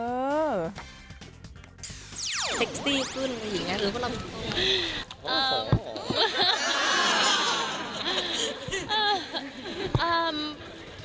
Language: Thai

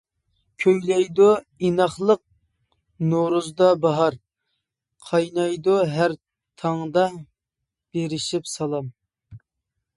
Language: Uyghur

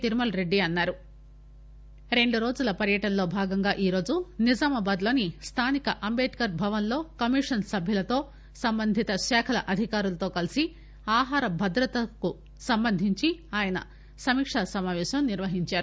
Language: Telugu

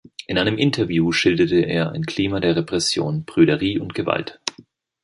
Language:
German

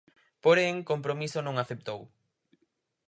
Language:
Galician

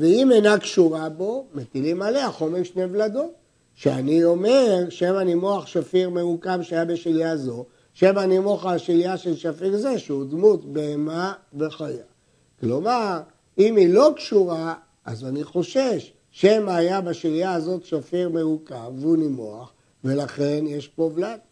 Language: Hebrew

